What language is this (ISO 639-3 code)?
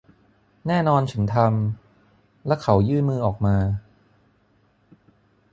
tha